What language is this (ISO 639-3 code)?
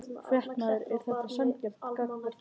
isl